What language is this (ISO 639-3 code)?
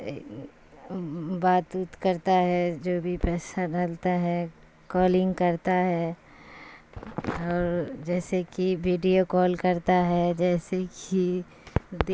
urd